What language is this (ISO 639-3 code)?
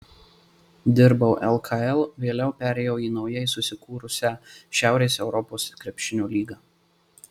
lit